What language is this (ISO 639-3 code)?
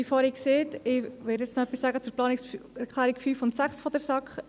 gsw